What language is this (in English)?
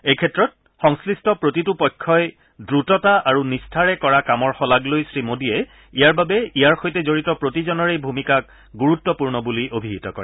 Assamese